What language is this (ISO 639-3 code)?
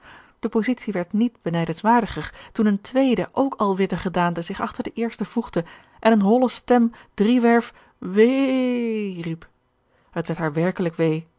nld